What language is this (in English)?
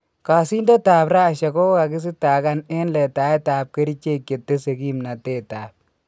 Kalenjin